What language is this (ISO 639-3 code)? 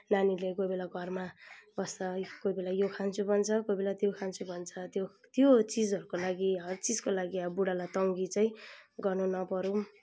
nep